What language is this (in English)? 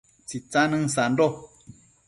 Matsés